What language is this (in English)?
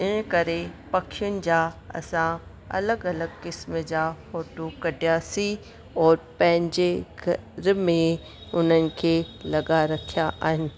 Sindhi